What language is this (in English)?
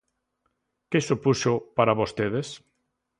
Galician